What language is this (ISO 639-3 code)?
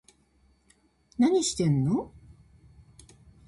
jpn